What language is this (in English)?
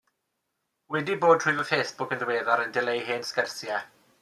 Welsh